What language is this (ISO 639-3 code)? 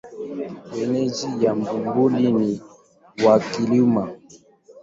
swa